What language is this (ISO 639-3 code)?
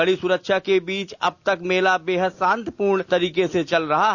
hin